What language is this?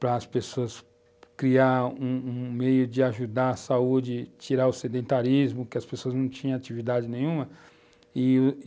Portuguese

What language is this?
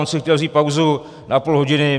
Czech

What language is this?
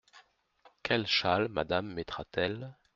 French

